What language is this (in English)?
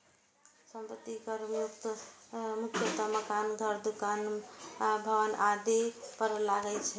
Maithili